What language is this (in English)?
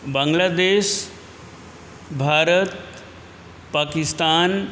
Sanskrit